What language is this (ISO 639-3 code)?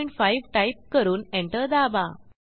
mar